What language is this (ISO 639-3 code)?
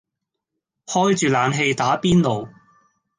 yue